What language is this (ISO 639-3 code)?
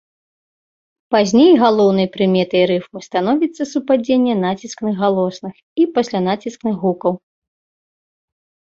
bel